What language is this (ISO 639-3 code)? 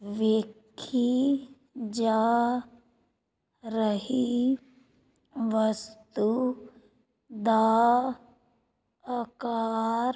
pan